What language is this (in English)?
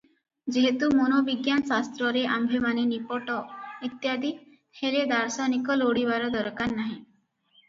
Odia